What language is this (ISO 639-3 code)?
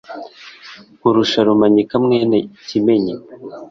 kin